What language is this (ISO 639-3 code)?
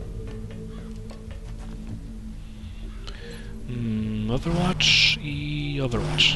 pol